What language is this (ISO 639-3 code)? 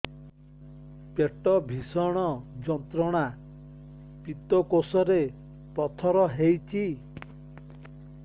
ori